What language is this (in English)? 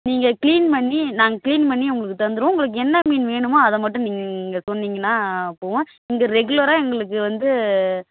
Tamil